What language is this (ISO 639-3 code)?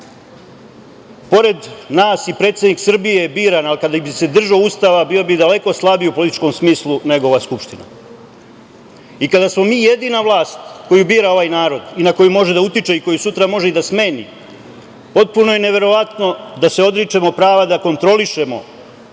srp